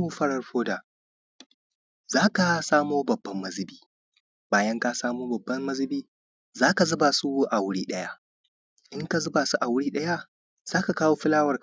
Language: Hausa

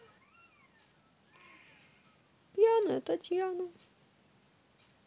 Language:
Russian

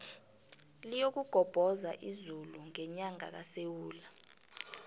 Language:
South Ndebele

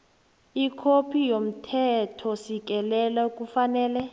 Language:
South Ndebele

